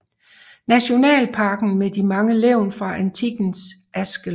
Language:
Danish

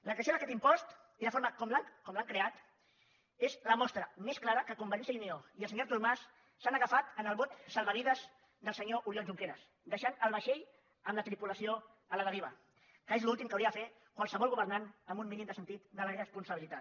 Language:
Catalan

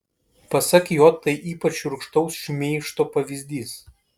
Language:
Lithuanian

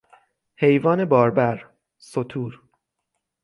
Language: Persian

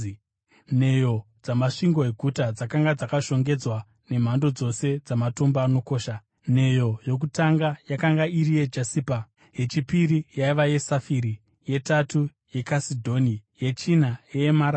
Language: Shona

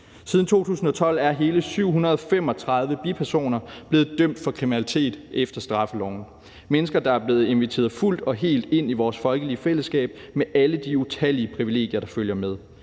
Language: Danish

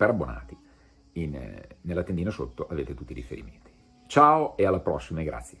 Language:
Italian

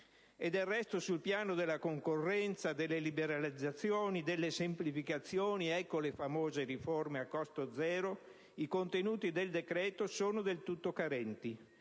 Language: Italian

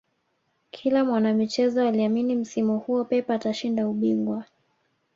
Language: Swahili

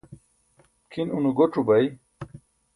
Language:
Burushaski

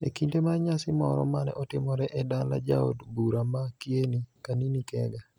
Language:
Luo (Kenya and Tanzania)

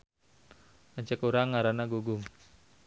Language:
Sundanese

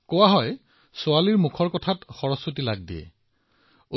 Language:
Assamese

